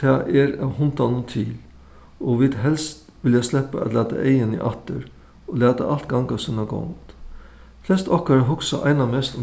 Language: Faroese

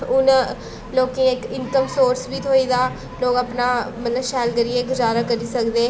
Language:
Dogri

